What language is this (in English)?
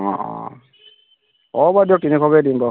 Assamese